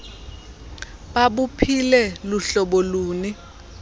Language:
Xhosa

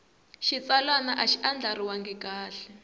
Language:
Tsonga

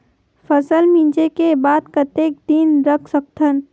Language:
Chhattisgarhi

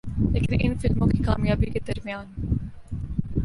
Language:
Urdu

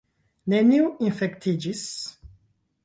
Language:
Esperanto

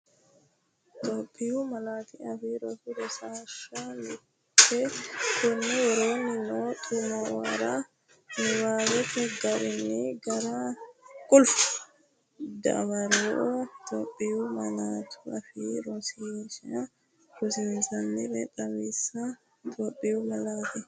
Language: Sidamo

